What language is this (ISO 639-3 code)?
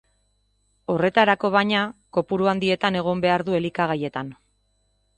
eus